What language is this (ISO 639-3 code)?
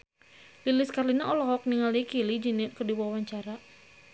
sun